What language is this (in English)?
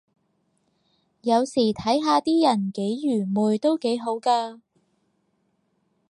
Cantonese